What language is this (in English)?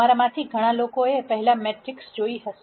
Gujarati